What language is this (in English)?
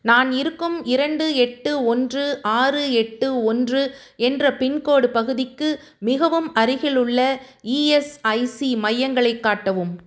Tamil